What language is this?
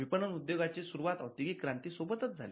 Marathi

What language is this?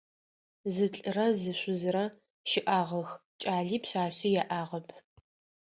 Adyghe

